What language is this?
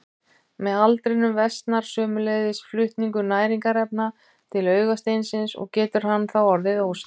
Icelandic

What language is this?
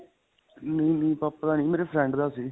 Punjabi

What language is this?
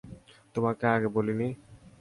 Bangla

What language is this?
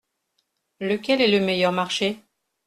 French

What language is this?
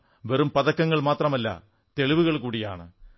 Malayalam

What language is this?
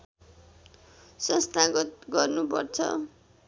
Nepali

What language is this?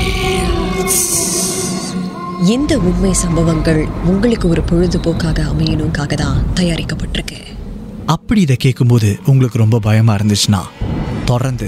Tamil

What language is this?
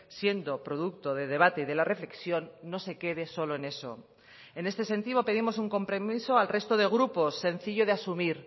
Spanish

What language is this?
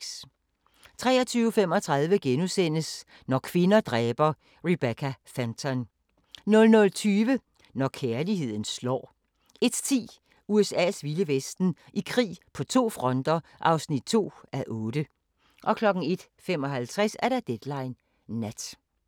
Danish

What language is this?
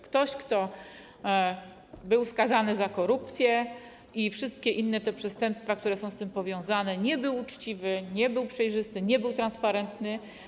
Polish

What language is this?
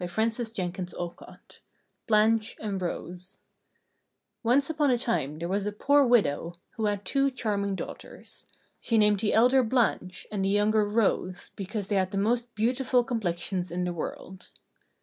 English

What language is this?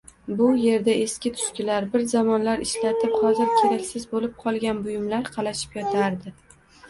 Uzbek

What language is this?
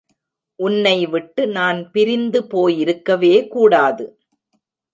Tamil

